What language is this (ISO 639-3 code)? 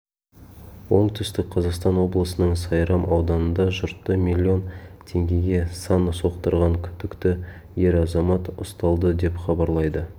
kaz